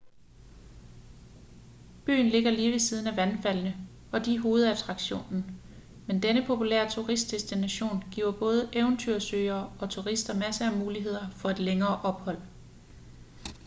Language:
Danish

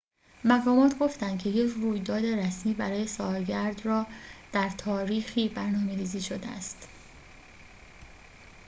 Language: Persian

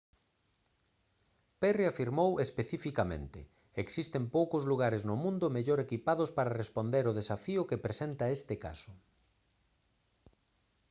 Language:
Galician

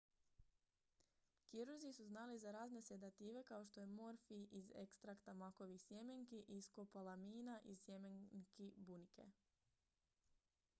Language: Croatian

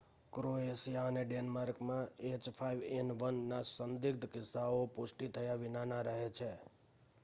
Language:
Gujarati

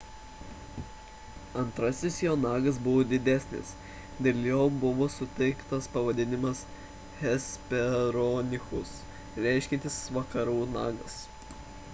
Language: Lithuanian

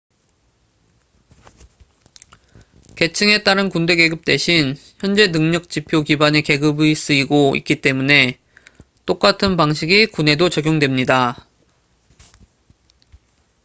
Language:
Korean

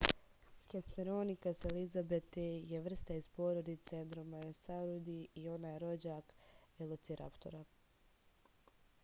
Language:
Serbian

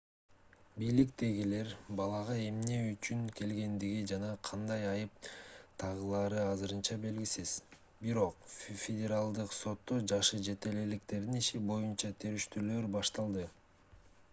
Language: Kyrgyz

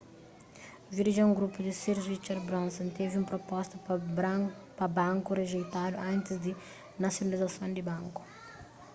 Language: Kabuverdianu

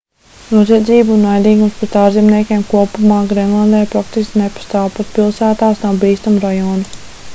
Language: Latvian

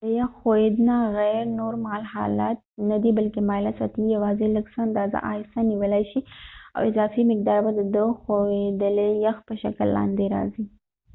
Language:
Pashto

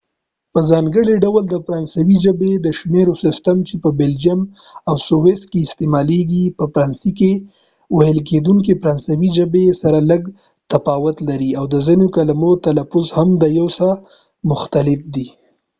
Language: Pashto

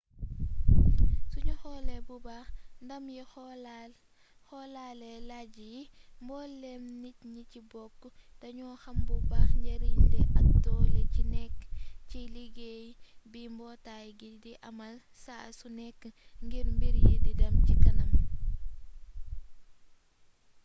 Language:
Wolof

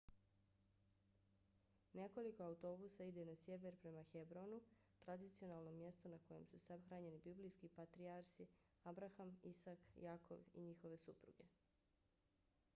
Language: Bosnian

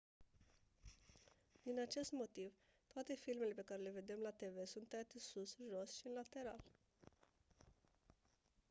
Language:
Romanian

